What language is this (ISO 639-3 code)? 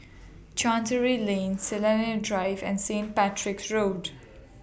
eng